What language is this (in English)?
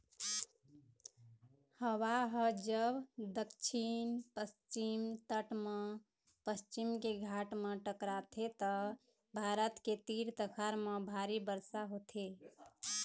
Chhattisgarhi